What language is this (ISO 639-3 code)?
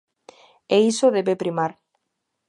glg